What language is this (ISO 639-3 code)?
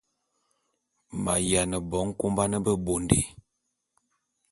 bum